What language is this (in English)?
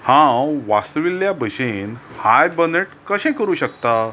Konkani